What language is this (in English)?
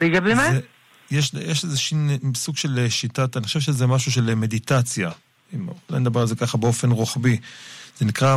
Hebrew